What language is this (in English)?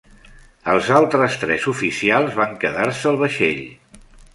Catalan